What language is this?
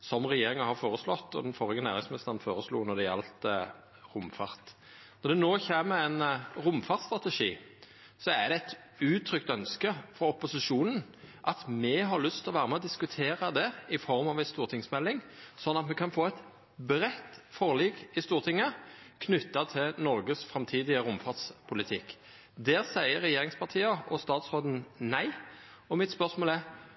Norwegian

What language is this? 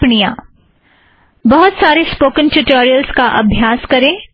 Hindi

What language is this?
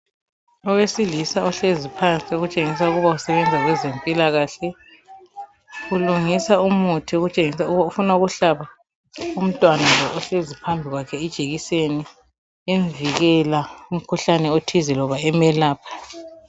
North Ndebele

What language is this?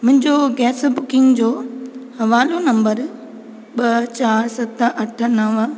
Sindhi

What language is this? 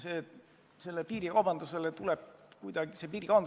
Estonian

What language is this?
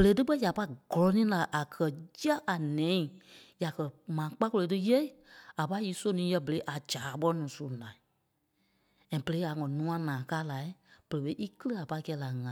Kpelle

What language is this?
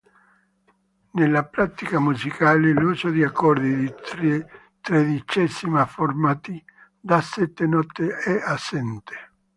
Italian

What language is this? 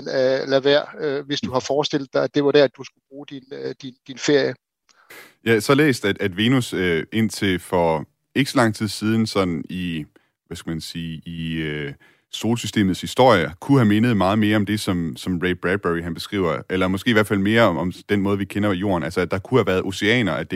Danish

